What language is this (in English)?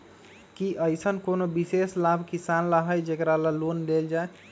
Magahi